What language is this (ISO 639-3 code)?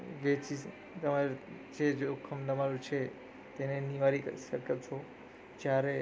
guj